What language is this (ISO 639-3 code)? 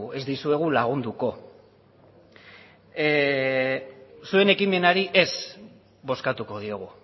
eus